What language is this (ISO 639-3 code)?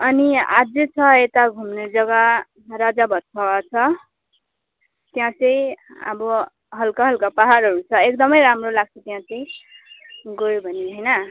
nep